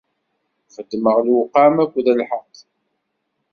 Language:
Kabyle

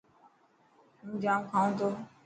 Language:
Dhatki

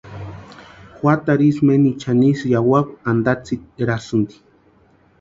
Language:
Western Highland Purepecha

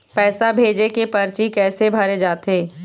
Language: Chhattisgarhi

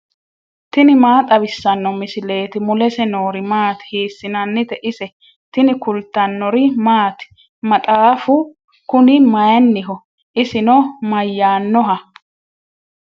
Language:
Sidamo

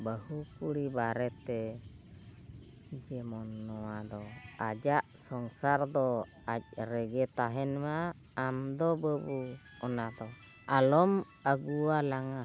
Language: Santali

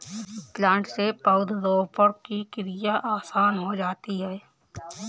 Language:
Hindi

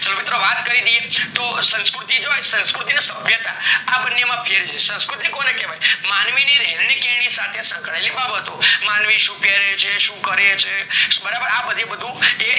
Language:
Gujarati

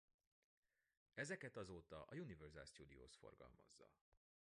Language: Hungarian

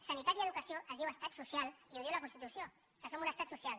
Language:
Catalan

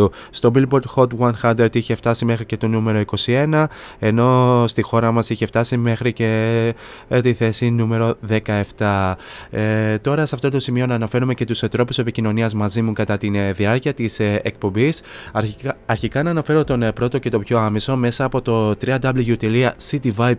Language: Greek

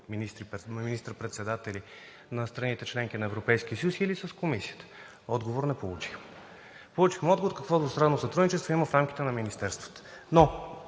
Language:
Bulgarian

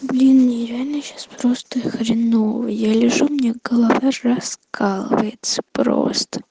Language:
Russian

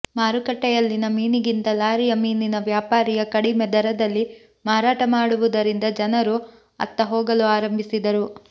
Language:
Kannada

